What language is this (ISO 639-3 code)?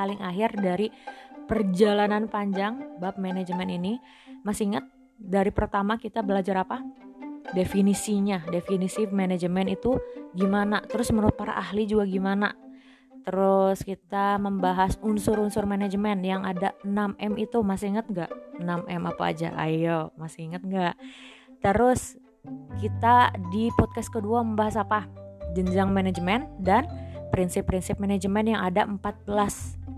ind